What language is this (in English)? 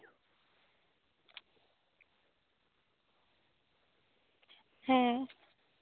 Santali